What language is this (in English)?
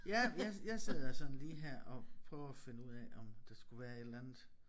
Danish